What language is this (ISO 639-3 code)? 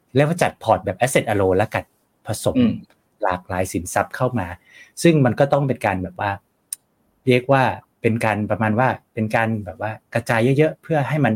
tha